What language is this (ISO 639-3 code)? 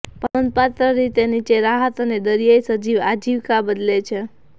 guj